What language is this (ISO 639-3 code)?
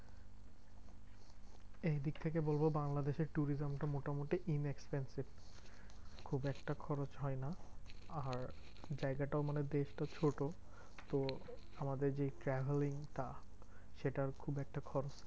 ben